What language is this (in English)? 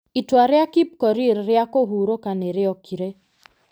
Kikuyu